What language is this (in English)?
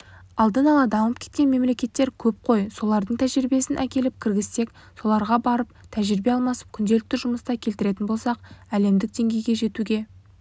Kazakh